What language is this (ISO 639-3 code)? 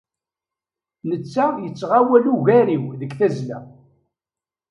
kab